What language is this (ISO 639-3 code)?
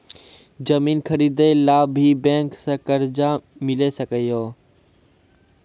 mai